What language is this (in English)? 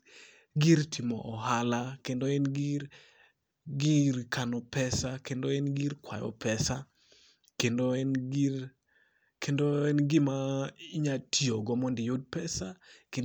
Luo (Kenya and Tanzania)